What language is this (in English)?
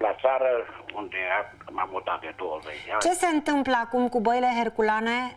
Romanian